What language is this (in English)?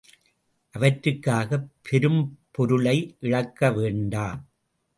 Tamil